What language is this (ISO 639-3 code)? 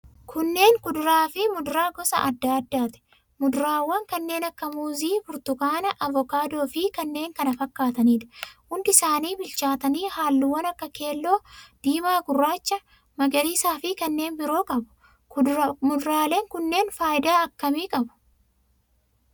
orm